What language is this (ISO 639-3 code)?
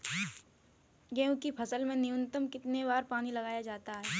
hin